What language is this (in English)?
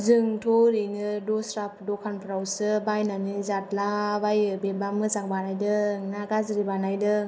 Bodo